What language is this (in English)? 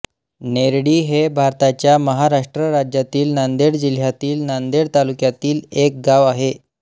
Marathi